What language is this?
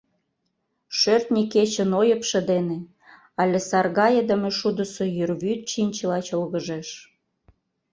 Mari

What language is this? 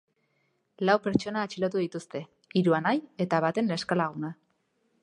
Basque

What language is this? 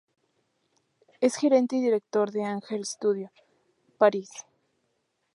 Spanish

